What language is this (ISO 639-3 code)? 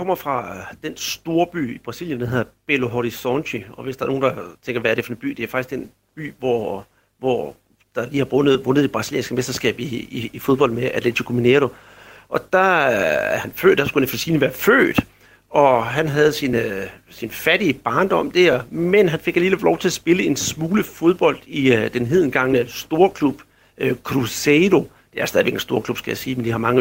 dan